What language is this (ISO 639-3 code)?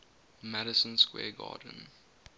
eng